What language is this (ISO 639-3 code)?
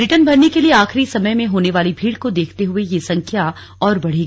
hin